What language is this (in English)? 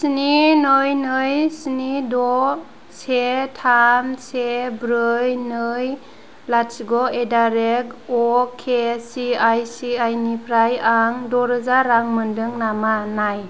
Bodo